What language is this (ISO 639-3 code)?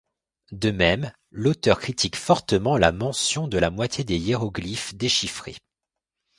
fra